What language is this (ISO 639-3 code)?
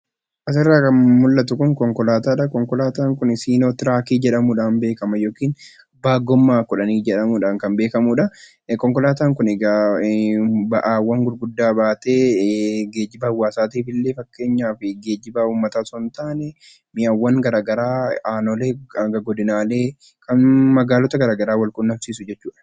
orm